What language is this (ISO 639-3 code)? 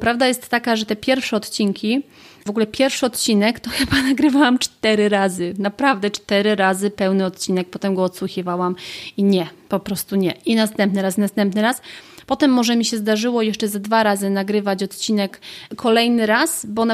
pol